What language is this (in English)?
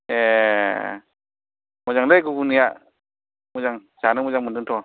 Bodo